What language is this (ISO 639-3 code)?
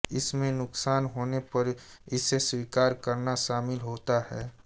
hin